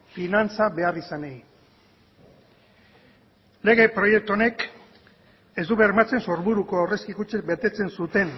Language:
Basque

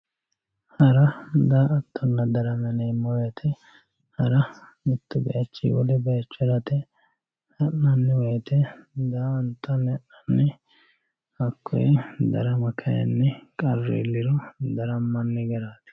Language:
Sidamo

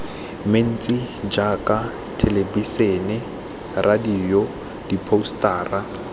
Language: Tswana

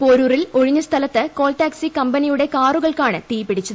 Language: Malayalam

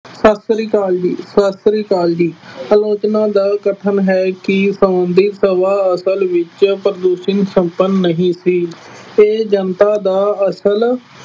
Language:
Punjabi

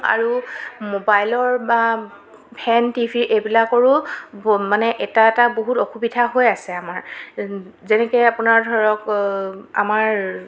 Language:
Assamese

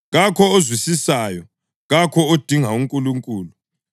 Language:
North Ndebele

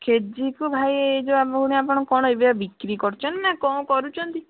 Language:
Odia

